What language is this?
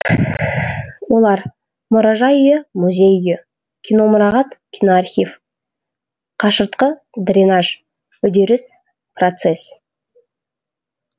Kazakh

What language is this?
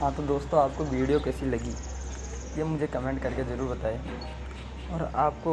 Hindi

